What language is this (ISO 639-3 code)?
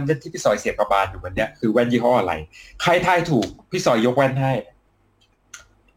tha